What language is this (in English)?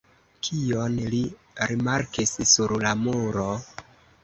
Esperanto